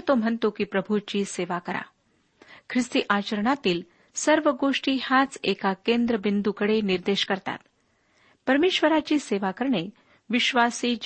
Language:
Marathi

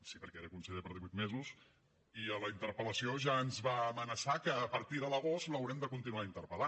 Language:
Catalan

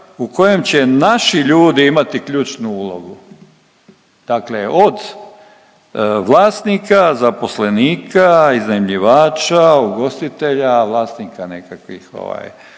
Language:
Croatian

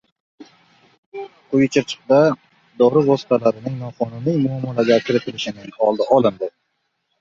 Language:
Uzbek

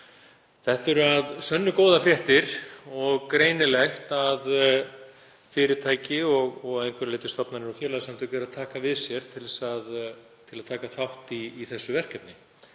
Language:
Icelandic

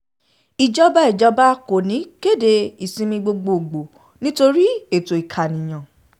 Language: Yoruba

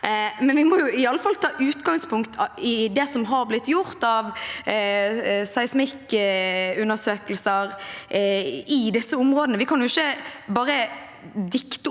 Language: Norwegian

